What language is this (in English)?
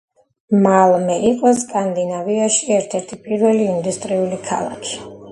Georgian